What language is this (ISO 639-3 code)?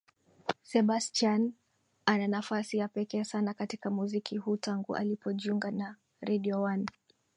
swa